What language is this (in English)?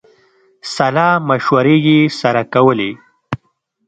Pashto